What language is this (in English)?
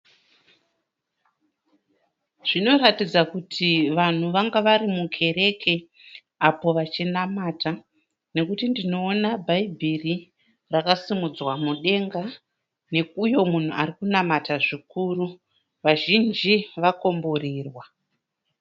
Shona